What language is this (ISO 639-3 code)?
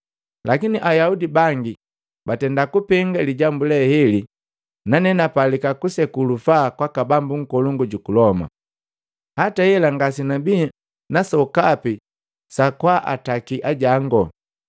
mgv